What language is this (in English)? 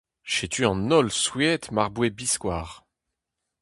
Breton